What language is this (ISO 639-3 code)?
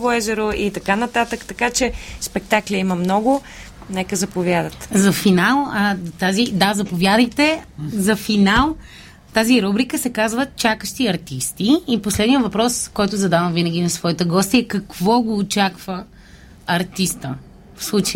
bul